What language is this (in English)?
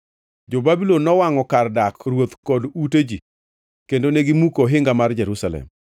Luo (Kenya and Tanzania)